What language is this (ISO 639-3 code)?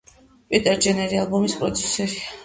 kat